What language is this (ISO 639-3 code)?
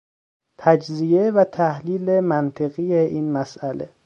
fas